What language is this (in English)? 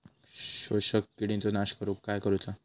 Marathi